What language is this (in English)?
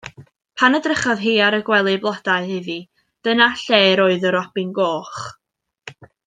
Welsh